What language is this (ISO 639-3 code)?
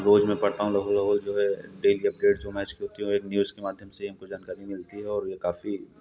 hin